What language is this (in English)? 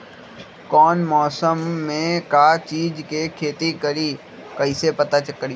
Magahi